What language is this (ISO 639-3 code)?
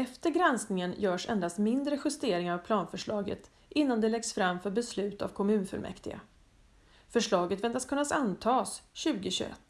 swe